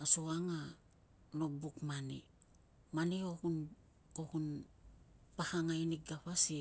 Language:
Tungag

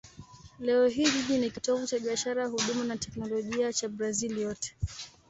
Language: Swahili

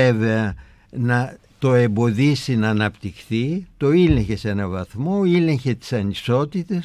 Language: Greek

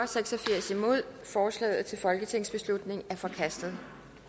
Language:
Danish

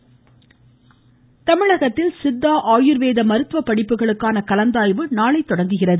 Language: Tamil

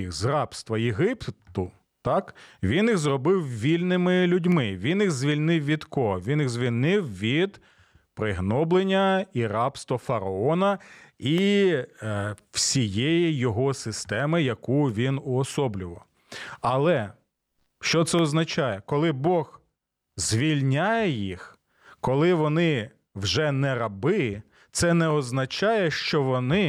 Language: Ukrainian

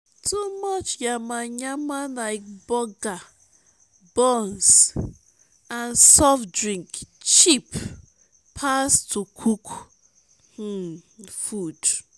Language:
Nigerian Pidgin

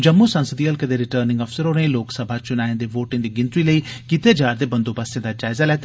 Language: Dogri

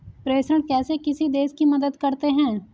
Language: Hindi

